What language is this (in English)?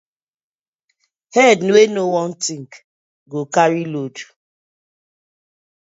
Nigerian Pidgin